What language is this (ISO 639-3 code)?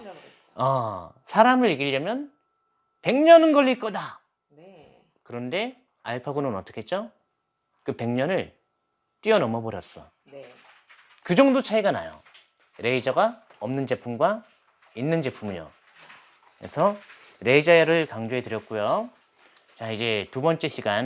kor